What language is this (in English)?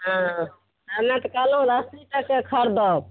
Maithili